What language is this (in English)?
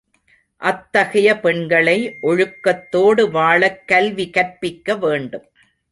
Tamil